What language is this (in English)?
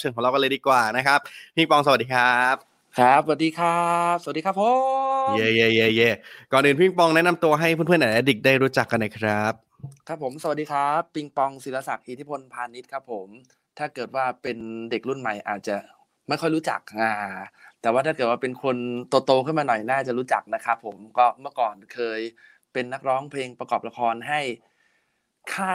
Thai